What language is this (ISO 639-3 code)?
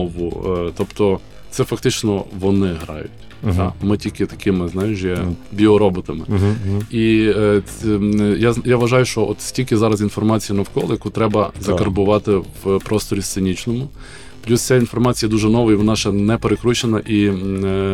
ukr